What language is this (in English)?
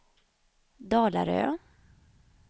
Swedish